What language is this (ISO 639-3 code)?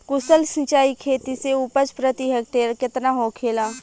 bho